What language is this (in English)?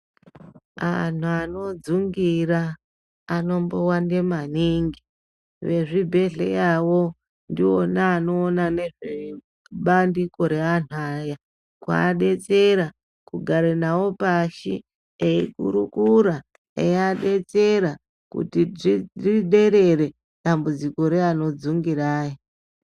Ndau